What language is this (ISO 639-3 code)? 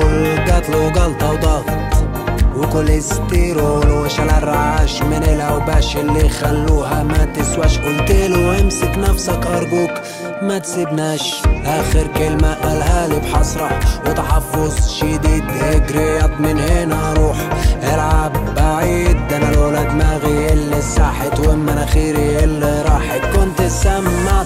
ara